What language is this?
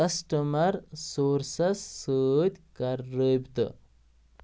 Kashmiri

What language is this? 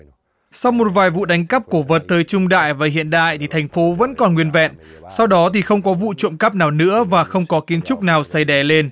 Vietnamese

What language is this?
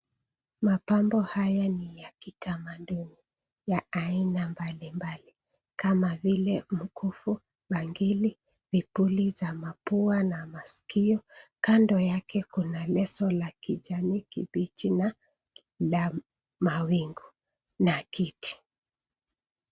Swahili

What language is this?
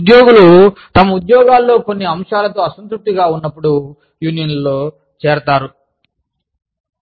Telugu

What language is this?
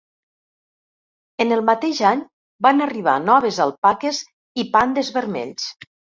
Catalan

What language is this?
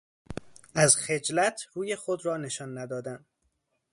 Persian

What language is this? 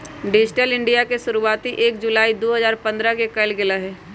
Magahi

